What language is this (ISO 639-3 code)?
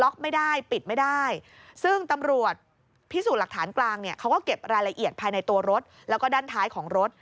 tha